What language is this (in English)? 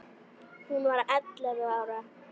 Icelandic